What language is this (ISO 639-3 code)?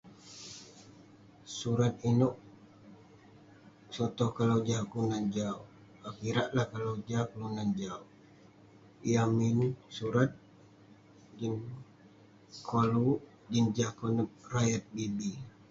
pne